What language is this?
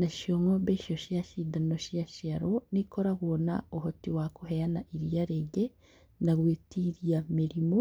Kikuyu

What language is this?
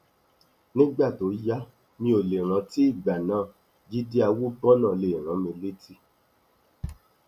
Yoruba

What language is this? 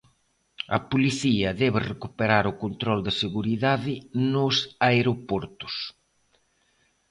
Galician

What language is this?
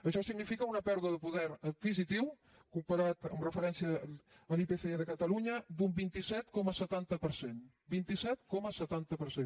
Catalan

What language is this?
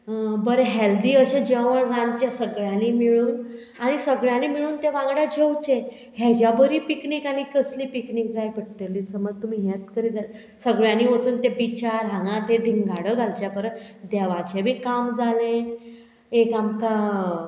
Konkani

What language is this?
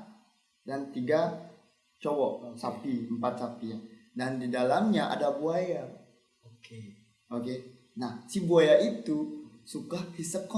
Indonesian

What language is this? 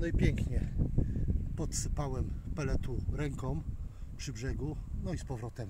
Polish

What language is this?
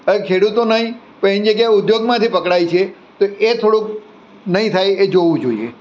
Gujarati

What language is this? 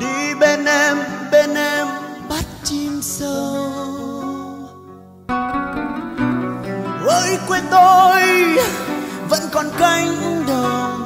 Vietnamese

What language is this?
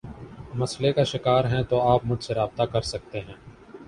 Urdu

